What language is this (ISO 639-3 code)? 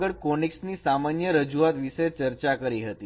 guj